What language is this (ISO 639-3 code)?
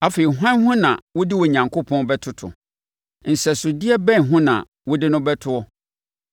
aka